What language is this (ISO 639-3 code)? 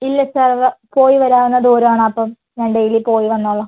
mal